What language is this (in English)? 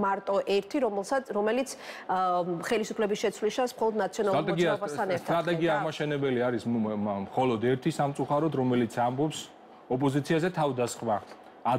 Romanian